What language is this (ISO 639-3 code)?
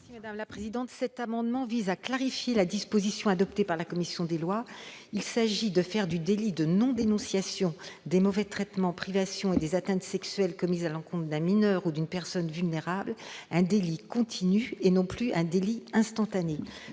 fra